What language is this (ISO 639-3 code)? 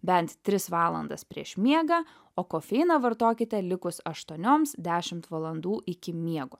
lit